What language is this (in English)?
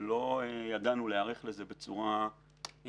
Hebrew